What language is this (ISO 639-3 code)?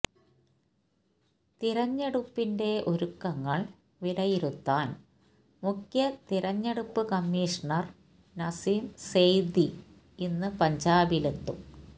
mal